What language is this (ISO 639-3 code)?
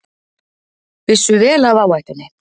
isl